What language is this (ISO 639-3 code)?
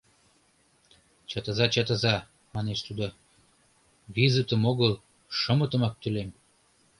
chm